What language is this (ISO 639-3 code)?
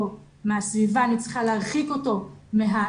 heb